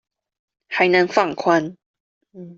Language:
Chinese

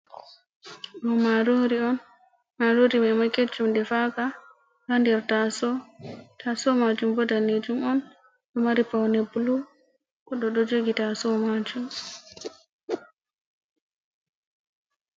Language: Fula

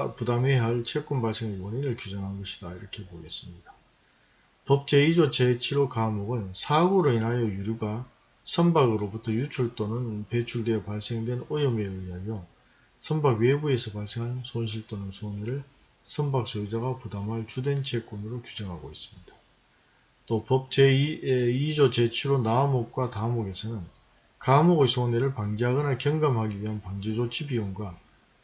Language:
Korean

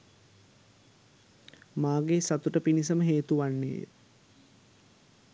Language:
Sinhala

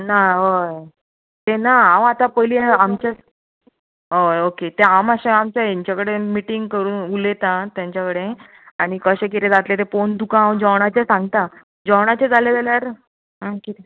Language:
Konkani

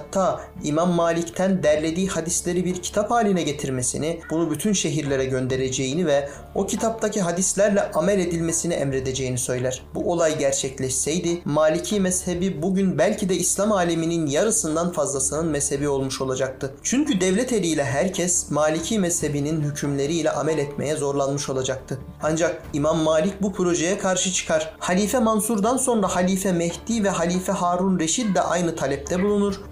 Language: Turkish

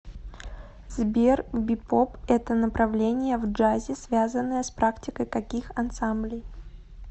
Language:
Russian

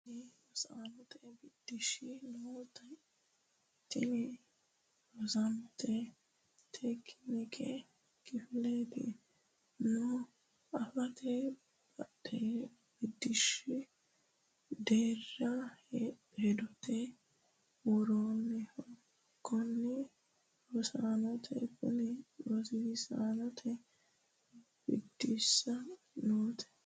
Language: Sidamo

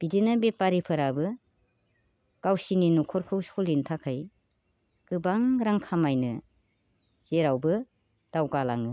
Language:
Bodo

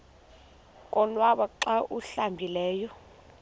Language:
Xhosa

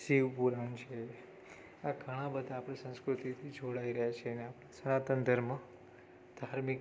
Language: Gujarati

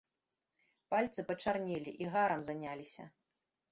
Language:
Belarusian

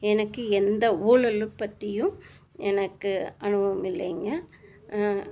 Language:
Tamil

